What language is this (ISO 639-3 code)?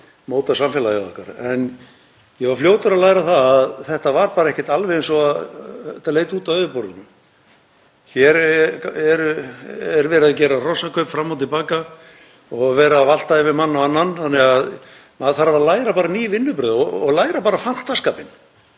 isl